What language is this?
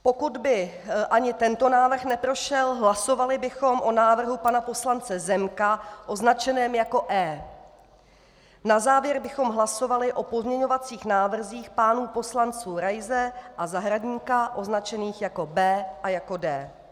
Czech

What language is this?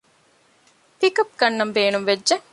Divehi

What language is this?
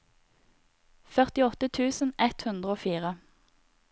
Norwegian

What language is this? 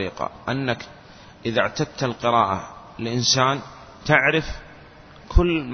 Arabic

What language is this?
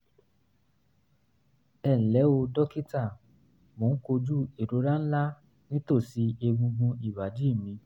Yoruba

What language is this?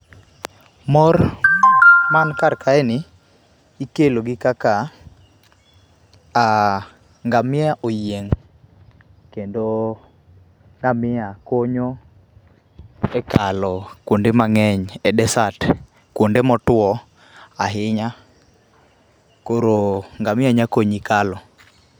Luo (Kenya and Tanzania)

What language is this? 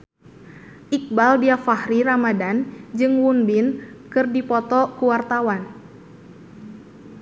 Sundanese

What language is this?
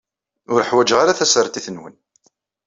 Kabyle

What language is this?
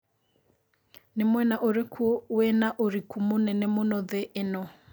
Kikuyu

